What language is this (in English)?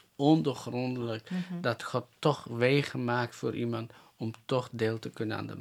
Dutch